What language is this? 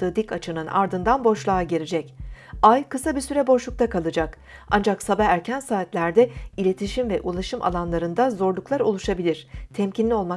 Turkish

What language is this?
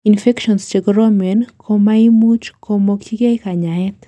Kalenjin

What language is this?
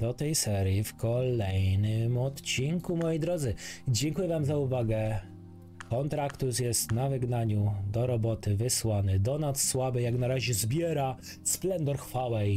Polish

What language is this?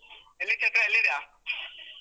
Kannada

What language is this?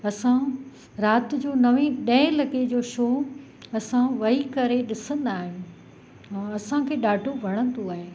Sindhi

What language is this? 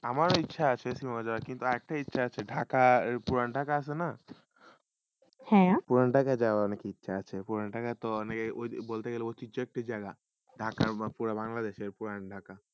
Bangla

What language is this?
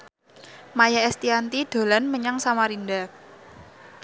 Javanese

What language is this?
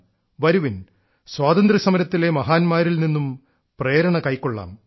Malayalam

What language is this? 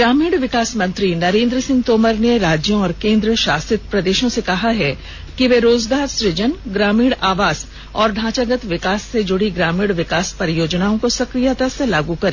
Hindi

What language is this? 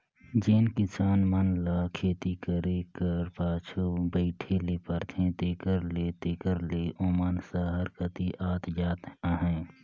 Chhattisgarhi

